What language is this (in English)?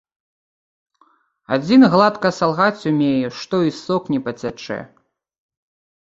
Belarusian